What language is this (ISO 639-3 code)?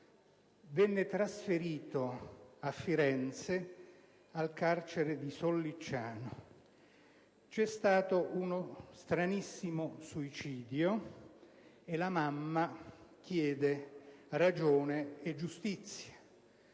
ita